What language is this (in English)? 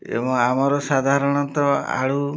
Odia